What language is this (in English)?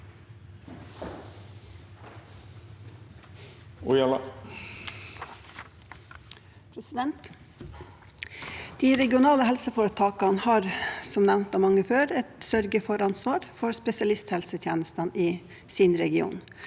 Norwegian